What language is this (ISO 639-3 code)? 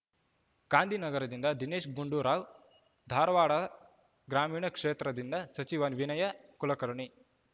kan